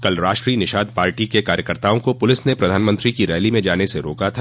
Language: Hindi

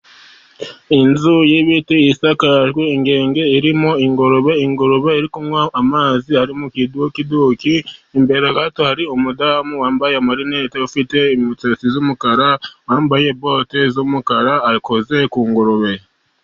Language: Kinyarwanda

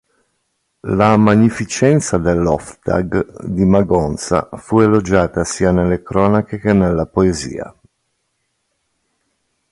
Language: Italian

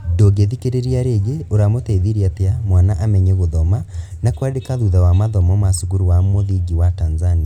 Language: Kikuyu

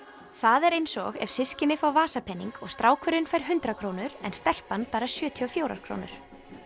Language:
Icelandic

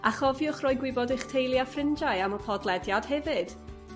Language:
Welsh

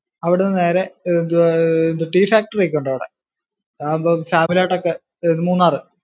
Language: Malayalam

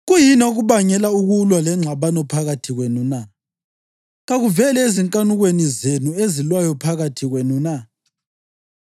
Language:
North Ndebele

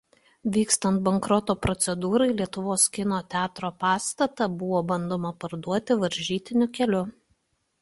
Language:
Lithuanian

